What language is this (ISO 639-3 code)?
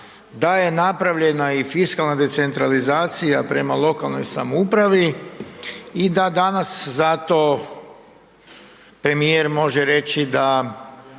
hrv